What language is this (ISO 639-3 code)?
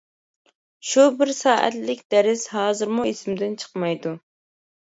uig